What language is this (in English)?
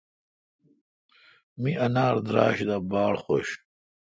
Kalkoti